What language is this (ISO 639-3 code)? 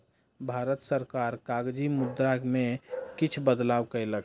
mai